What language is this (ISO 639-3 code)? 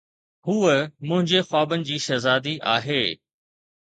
snd